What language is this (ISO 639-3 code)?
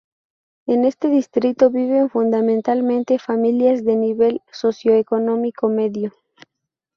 spa